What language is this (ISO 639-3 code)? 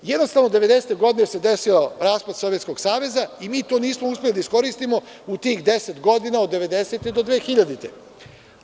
srp